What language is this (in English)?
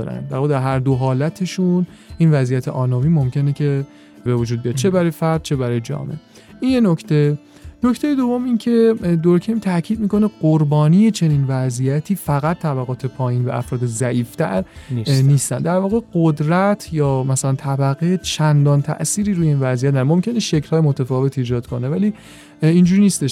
Persian